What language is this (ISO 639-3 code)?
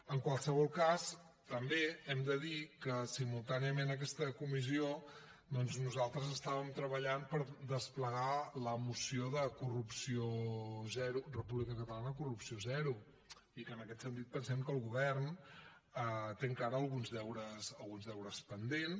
cat